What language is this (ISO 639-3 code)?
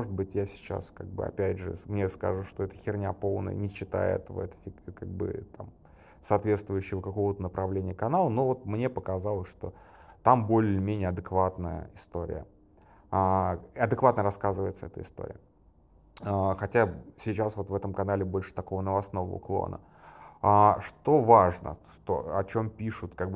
rus